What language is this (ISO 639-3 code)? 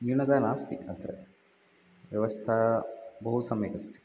san